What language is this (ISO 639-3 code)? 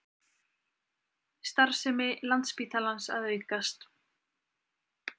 isl